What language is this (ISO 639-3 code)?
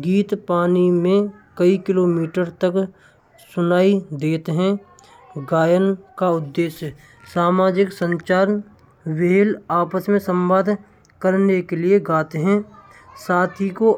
bra